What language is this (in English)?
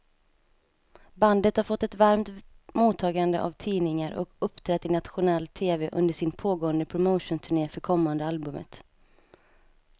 Swedish